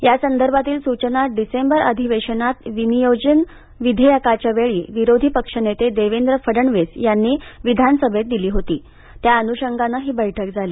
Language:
Marathi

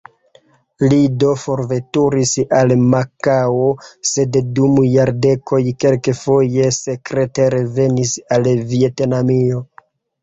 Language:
Esperanto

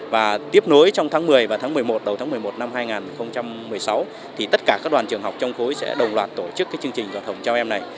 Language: Vietnamese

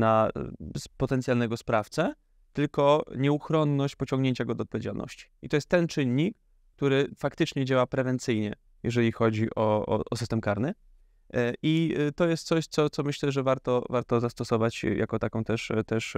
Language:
Polish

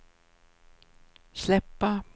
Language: Swedish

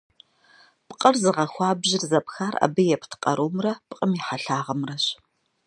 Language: Kabardian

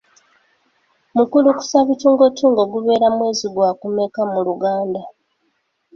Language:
Ganda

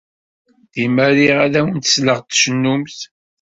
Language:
Kabyle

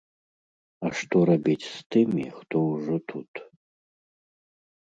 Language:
Belarusian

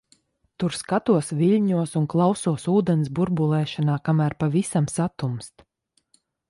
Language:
Latvian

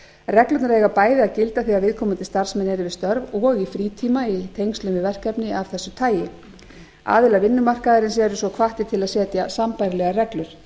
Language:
Icelandic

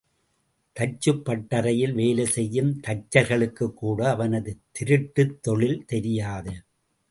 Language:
Tamil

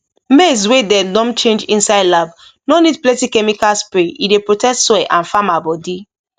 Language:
Nigerian Pidgin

